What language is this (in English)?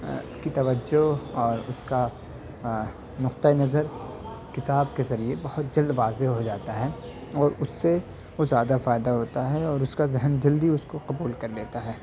Urdu